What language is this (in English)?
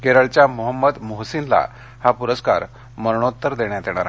Marathi